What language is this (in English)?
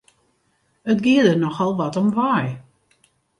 Western Frisian